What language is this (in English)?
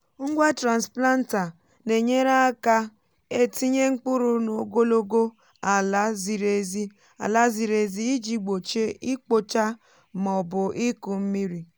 Igbo